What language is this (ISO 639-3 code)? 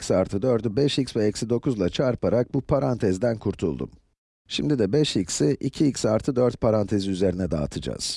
tur